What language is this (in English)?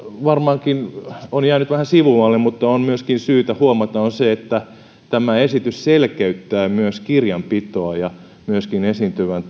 Finnish